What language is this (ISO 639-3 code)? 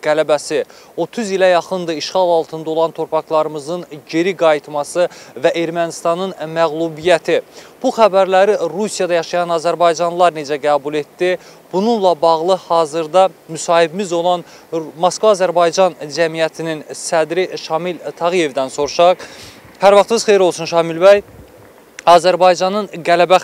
tur